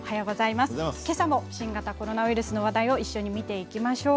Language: Japanese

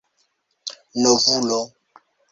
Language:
Esperanto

